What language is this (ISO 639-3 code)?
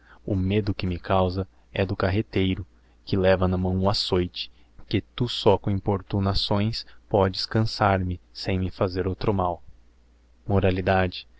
por